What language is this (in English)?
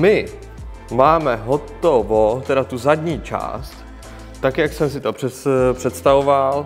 Czech